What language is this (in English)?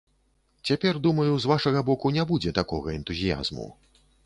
Belarusian